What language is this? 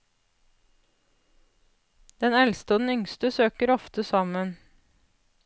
Norwegian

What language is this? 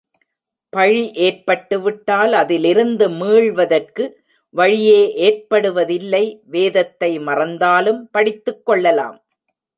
Tamil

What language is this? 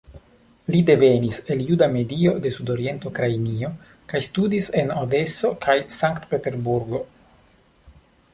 Esperanto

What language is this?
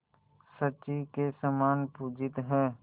Hindi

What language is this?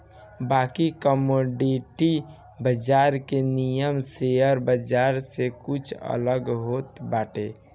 Bhojpuri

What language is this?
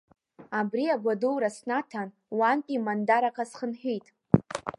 Abkhazian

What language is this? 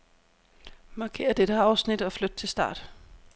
Danish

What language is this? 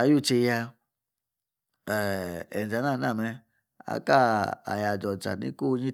Yace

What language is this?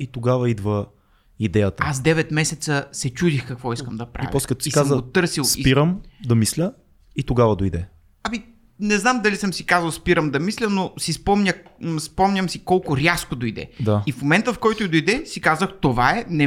Bulgarian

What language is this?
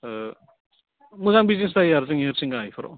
Bodo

